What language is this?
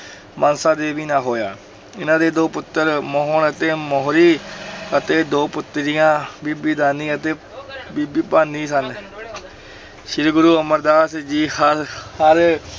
Punjabi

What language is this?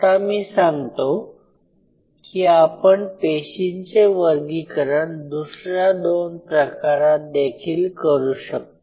Marathi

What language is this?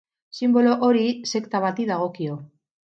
Basque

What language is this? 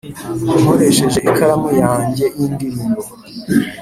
Kinyarwanda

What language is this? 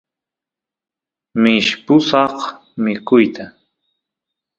Santiago del Estero Quichua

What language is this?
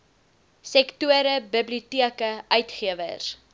Afrikaans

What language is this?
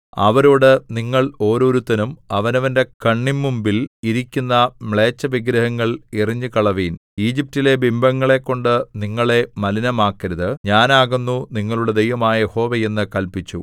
Malayalam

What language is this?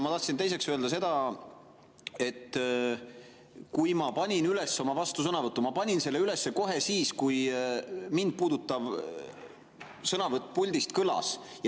Estonian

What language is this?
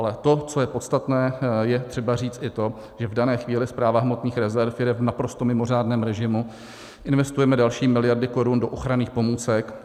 Czech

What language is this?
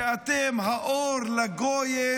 Hebrew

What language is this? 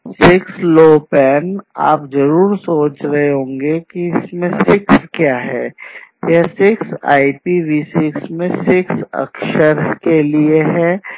Hindi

